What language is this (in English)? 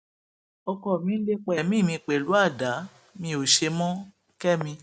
Yoruba